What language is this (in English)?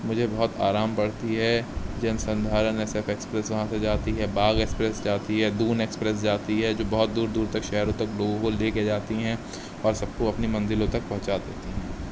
Urdu